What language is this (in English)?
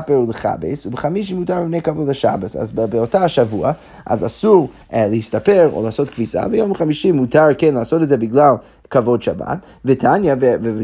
Hebrew